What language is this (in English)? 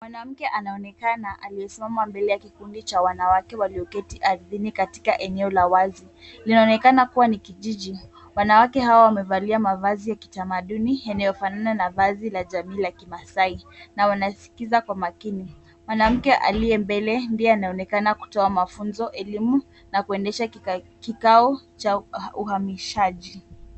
Swahili